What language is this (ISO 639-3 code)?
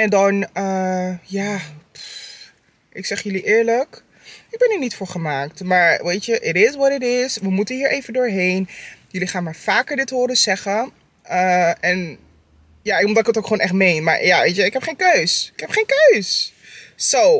nld